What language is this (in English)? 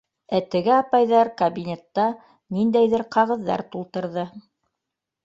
Bashkir